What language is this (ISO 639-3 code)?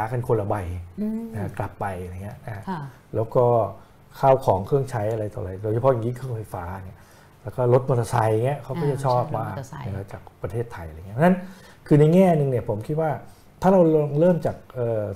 tha